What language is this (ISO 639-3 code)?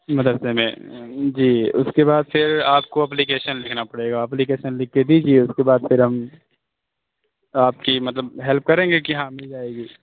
urd